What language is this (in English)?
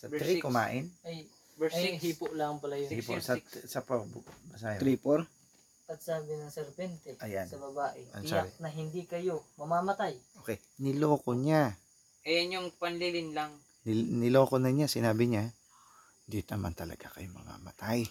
Filipino